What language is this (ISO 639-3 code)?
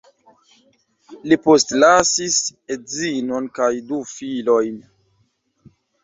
epo